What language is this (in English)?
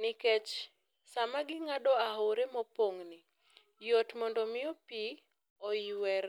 Luo (Kenya and Tanzania)